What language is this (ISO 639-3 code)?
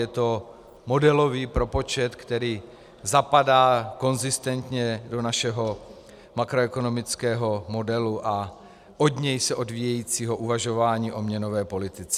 ces